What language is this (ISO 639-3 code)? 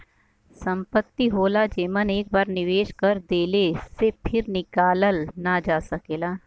bho